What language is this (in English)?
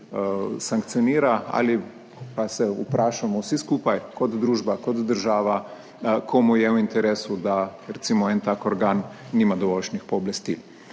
Slovenian